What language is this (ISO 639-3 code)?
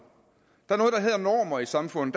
dan